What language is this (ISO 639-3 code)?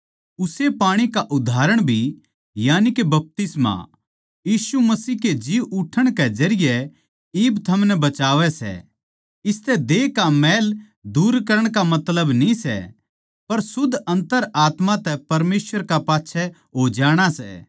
bgc